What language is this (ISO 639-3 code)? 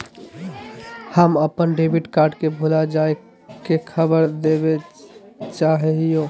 mag